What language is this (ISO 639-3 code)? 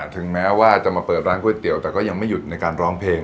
tha